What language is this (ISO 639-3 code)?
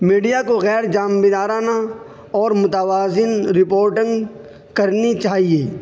urd